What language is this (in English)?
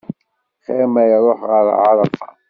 Kabyle